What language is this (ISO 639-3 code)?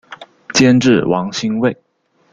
zho